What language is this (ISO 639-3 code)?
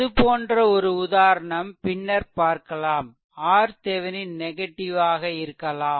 tam